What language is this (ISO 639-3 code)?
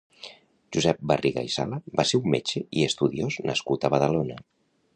cat